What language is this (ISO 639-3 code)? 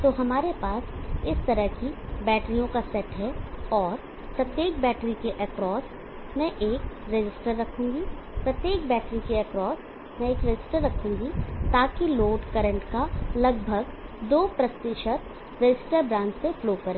hin